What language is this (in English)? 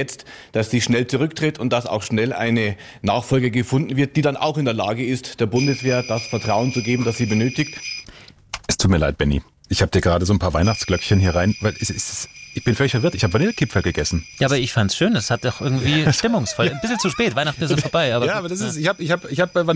German